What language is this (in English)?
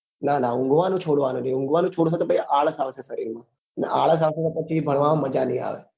Gujarati